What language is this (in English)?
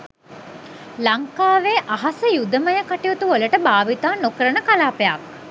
Sinhala